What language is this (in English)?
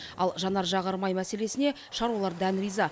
Kazakh